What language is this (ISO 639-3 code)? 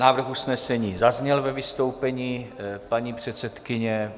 ces